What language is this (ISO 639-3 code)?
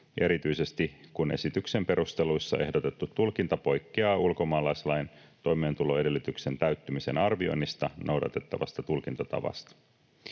fin